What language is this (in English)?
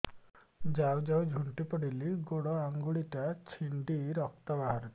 Odia